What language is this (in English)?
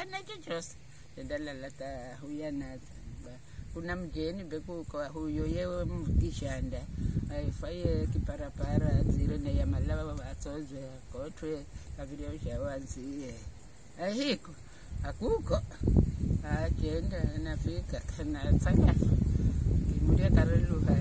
Indonesian